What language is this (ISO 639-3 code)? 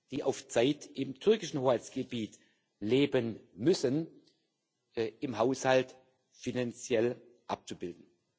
deu